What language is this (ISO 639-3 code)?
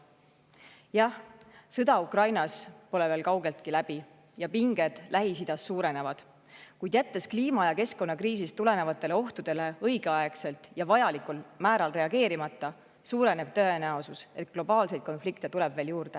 est